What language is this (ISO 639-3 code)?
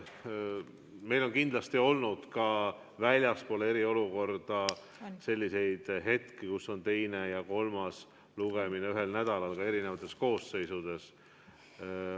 est